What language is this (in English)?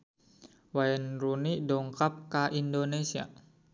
Sundanese